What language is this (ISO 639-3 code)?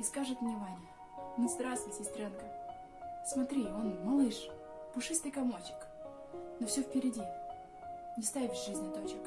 rus